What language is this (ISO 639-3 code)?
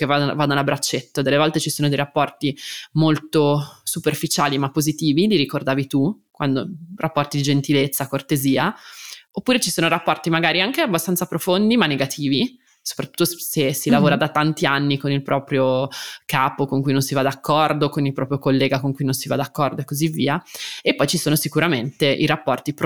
ita